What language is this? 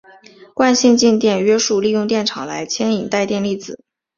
Chinese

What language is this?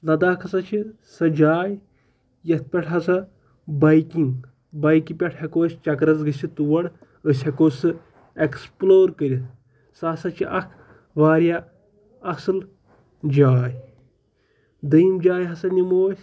Kashmiri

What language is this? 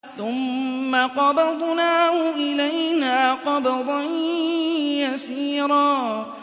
Arabic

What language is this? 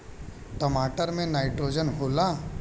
Bhojpuri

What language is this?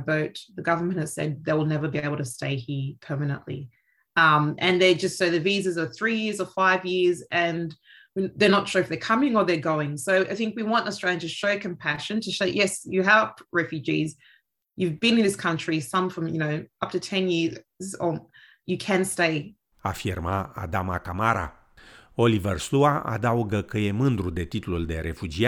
Romanian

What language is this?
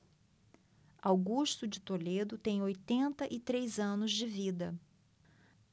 Portuguese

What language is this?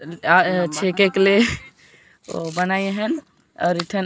Sadri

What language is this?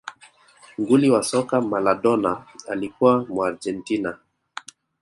Swahili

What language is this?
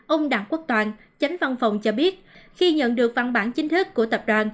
Vietnamese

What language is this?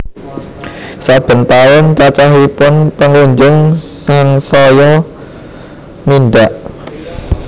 Javanese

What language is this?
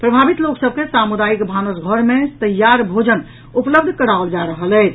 Maithili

